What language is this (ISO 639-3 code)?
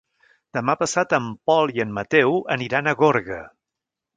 cat